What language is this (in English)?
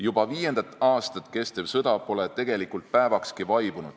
Estonian